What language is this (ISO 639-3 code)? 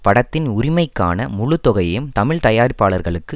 tam